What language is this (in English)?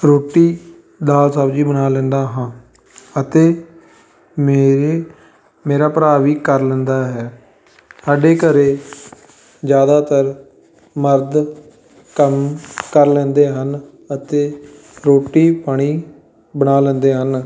Punjabi